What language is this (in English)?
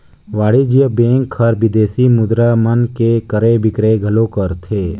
Chhattisgarhi